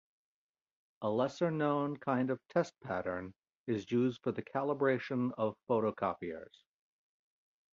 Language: English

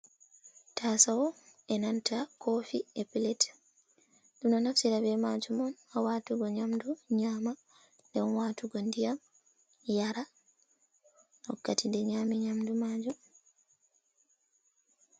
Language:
Fula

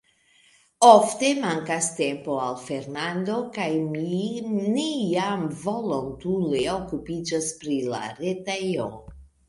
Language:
Esperanto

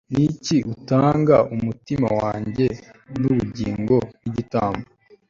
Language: Kinyarwanda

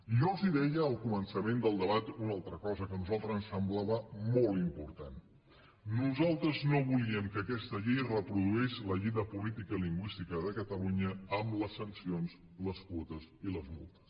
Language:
Catalan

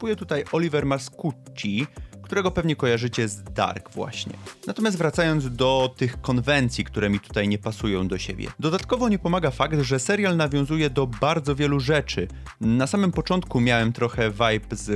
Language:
Polish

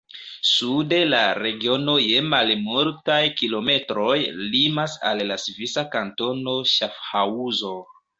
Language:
Esperanto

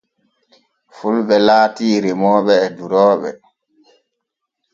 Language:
Borgu Fulfulde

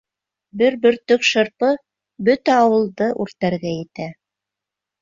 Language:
Bashkir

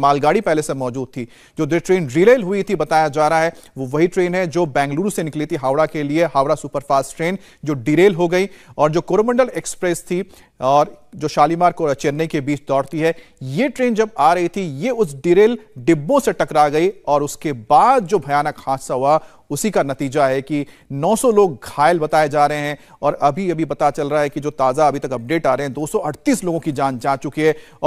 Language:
Hindi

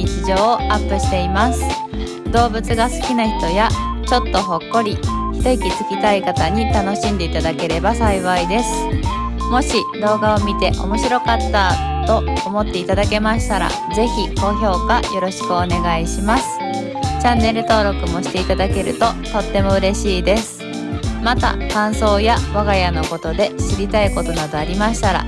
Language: Japanese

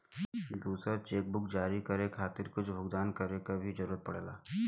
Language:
Bhojpuri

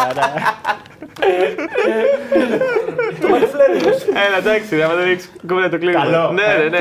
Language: Greek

